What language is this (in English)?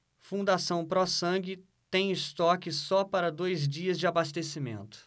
Portuguese